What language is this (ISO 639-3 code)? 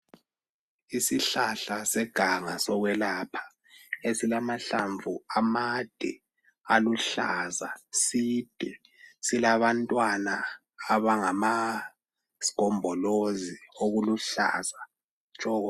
nde